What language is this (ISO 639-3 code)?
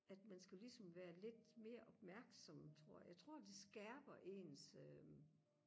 dan